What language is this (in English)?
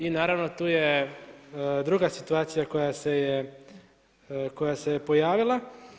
Croatian